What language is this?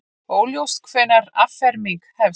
Icelandic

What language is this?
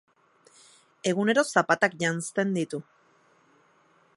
Basque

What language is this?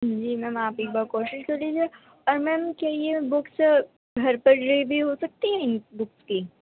Urdu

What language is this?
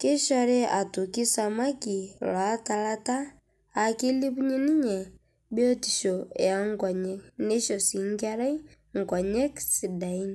Masai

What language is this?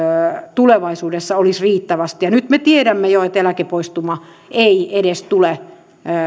Finnish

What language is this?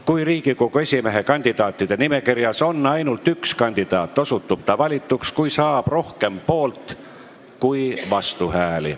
Estonian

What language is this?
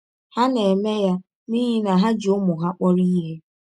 Igbo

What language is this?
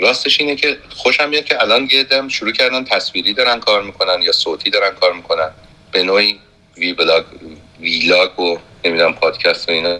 Persian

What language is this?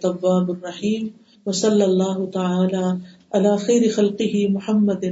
Urdu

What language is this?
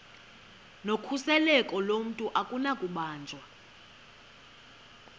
Xhosa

